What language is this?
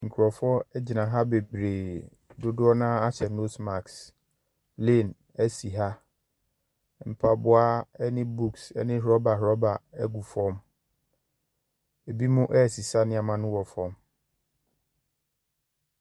Akan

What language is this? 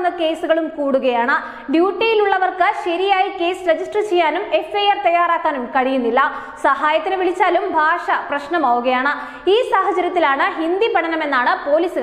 Hindi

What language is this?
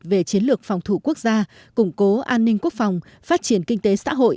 Vietnamese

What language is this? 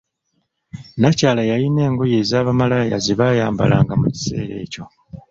Ganda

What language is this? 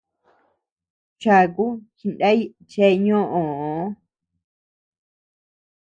Tepeuxila Cuicatec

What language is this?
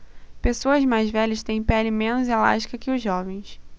Portuguese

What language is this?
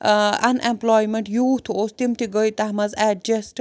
Kashmiri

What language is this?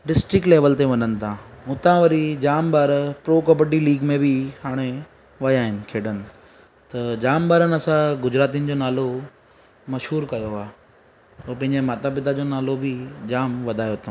Sindhi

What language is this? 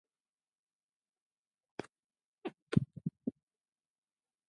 Jauja Wanca Quechua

